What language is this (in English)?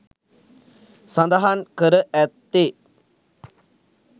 Sinhala